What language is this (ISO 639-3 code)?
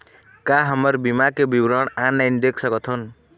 hne